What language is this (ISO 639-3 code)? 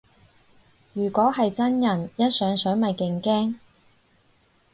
yue